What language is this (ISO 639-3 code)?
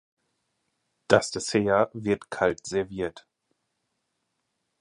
deu